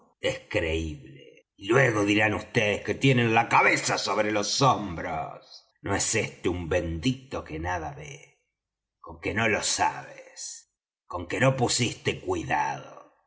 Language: Spanish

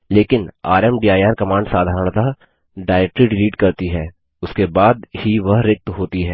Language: Hindi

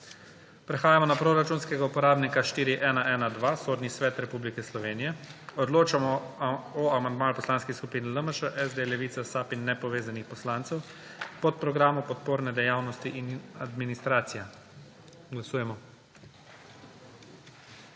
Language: Slovenian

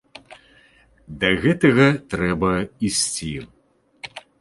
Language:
Belarusian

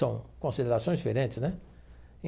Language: Portuguese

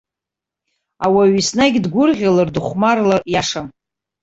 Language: Abkhazian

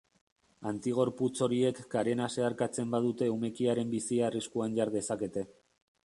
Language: Basque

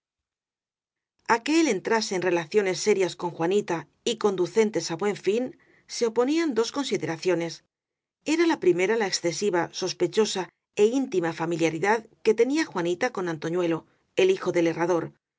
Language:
Spanish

